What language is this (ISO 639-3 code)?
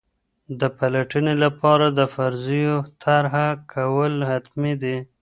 pus